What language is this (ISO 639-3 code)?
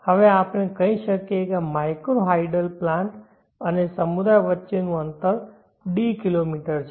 guj